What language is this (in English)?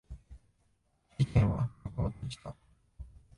Japanese